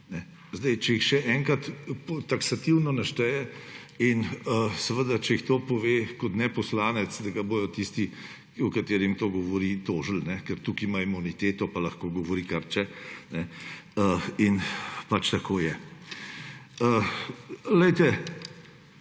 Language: Slovenian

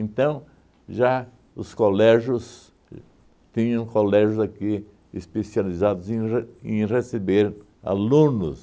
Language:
Portuguese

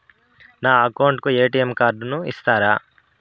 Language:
Telugu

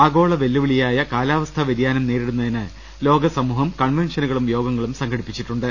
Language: Malayalam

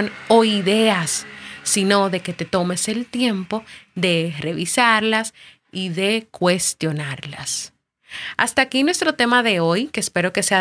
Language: Spanish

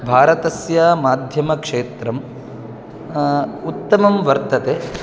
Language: Sanskrit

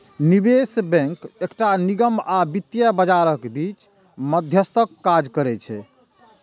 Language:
Maithili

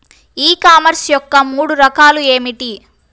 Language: Telugu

